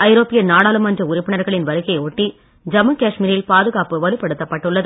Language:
Tamil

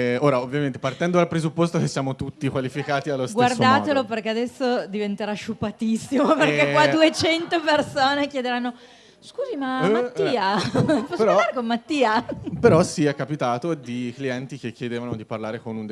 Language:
Italian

